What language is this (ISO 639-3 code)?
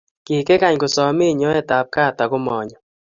kln